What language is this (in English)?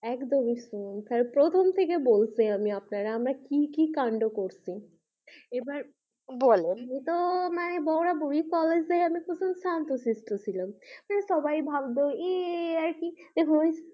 Bangla